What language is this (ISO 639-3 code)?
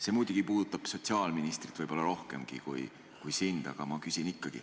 est